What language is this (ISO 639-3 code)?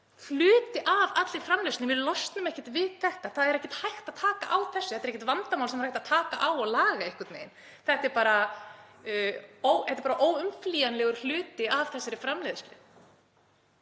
isl